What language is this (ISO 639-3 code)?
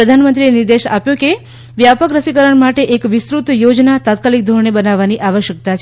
guj